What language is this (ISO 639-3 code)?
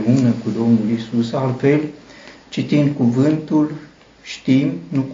ron